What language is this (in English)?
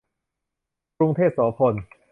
Thai